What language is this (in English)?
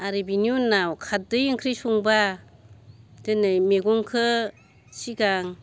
Bodo